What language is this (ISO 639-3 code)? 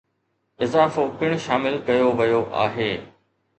snd